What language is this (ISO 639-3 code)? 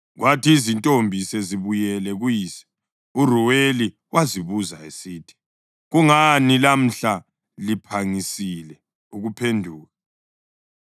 nde